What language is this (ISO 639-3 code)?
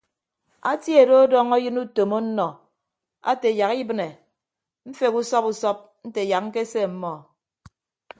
ibb